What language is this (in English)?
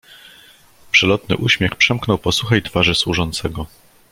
Polish